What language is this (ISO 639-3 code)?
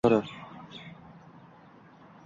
uzb